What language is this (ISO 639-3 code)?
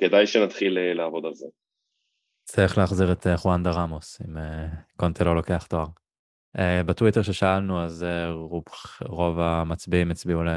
heb